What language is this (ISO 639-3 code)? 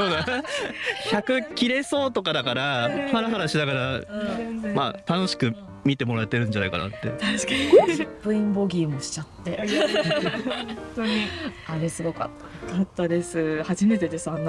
jpn